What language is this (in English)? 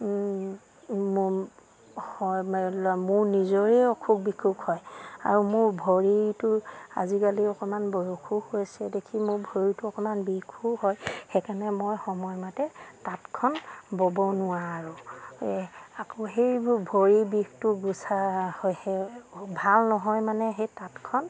Assamese